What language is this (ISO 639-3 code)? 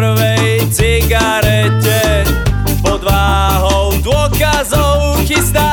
slk